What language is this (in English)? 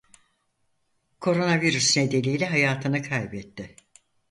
Turkish